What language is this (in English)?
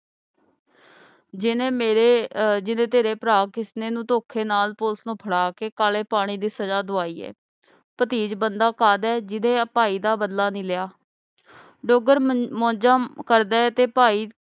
Punjabi